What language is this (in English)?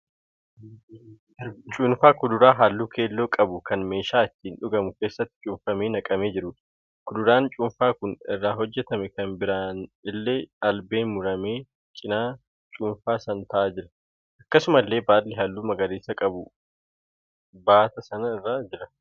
Oromo